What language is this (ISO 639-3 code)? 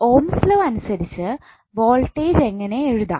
mal